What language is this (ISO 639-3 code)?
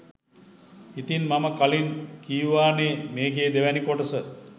sin